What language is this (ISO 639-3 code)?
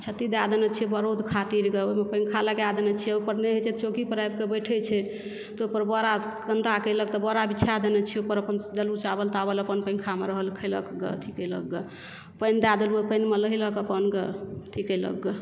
mai